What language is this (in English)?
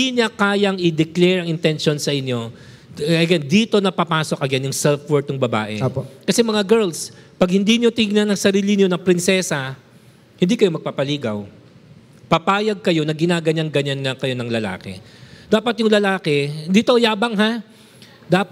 Filipino